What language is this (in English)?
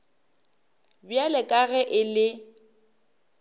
Northern Sotho